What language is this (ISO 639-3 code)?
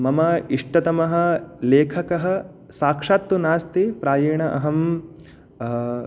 san